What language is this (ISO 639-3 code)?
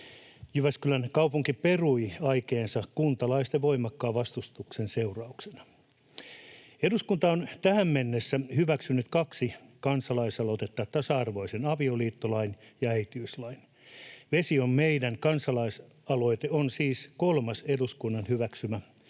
fin